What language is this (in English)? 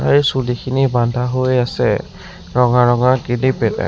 Assamese